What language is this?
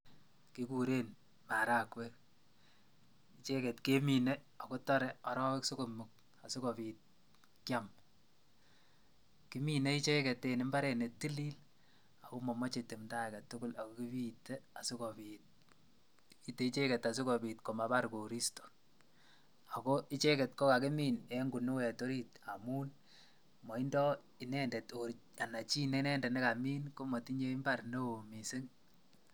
Kalenjin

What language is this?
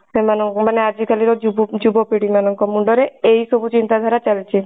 Odia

